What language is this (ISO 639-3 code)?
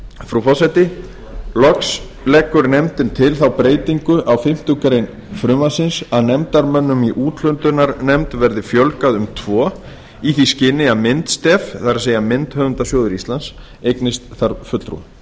isl